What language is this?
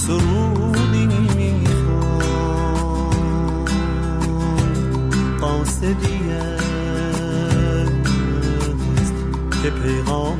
Persian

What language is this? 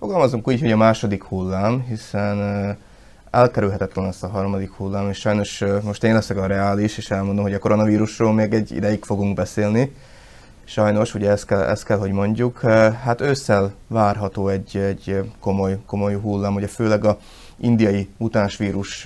Hungarian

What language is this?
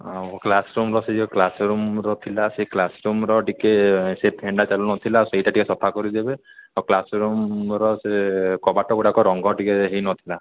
Odia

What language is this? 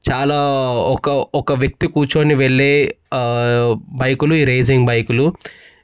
Telugu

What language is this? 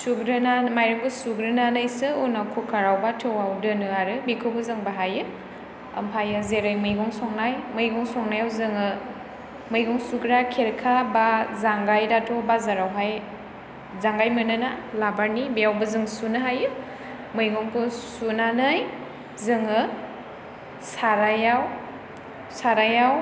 Bodo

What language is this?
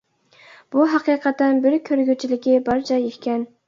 Uyghur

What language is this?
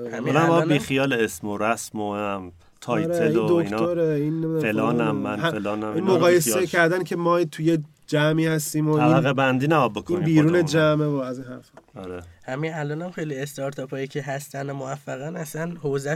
Persian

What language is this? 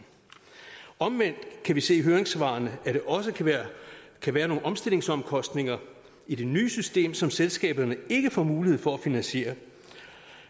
Danish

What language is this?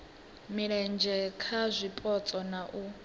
Venda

